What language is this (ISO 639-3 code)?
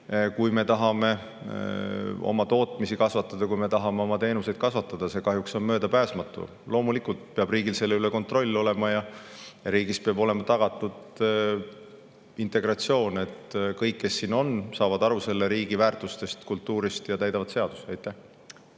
est